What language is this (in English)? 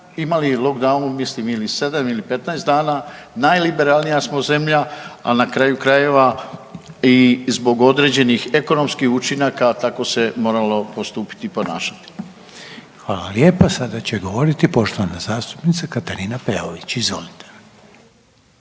Croatian